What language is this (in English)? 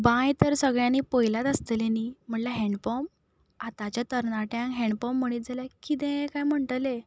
Konkani